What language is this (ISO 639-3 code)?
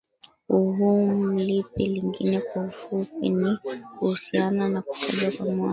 swa